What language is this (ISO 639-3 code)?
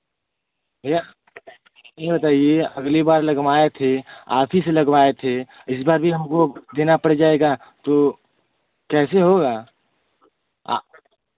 hin